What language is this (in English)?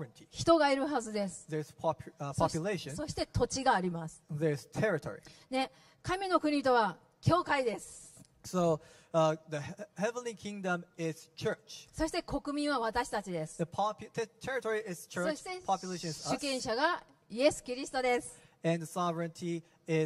Japanese